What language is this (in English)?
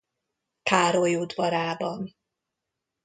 Hungarian